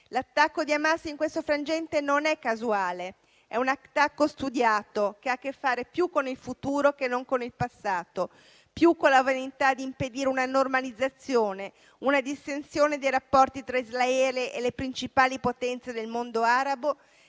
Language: Italian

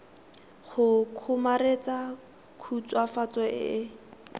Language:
Tswana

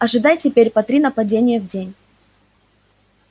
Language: Russian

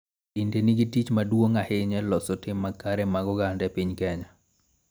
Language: Luo (Kenya and Tanzania)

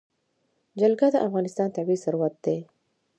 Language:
Pashto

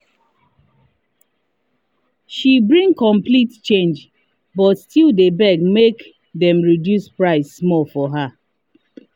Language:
Nigerian Pidgin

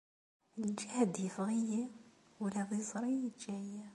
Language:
Kabyle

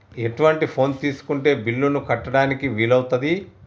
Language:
Telugu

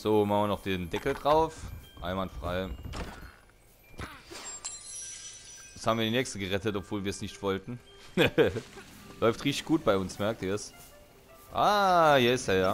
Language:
German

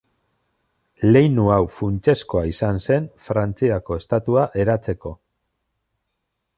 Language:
Basque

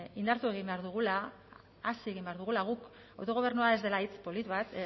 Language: Basque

